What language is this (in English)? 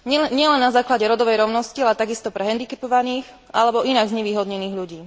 Slovak